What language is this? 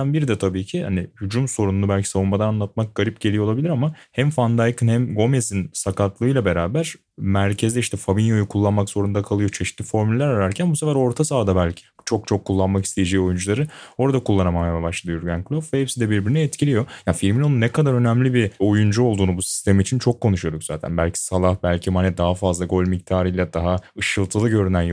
Turkish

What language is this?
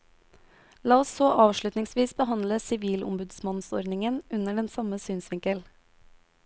Norwegian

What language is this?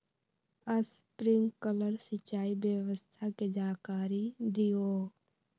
Magahi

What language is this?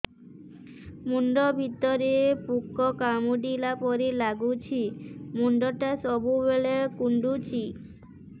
Odia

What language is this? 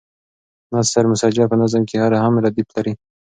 Pashto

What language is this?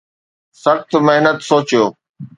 Sindhi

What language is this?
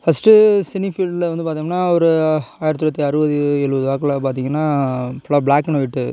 Tamil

